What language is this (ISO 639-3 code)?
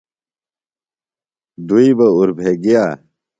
phl